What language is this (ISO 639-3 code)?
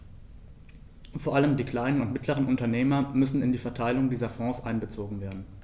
deu